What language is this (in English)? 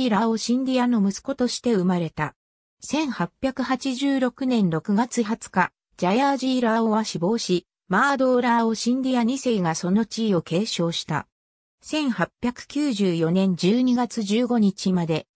Japanese